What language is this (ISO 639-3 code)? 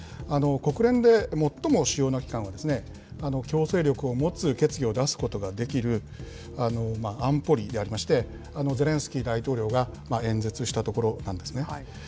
jpn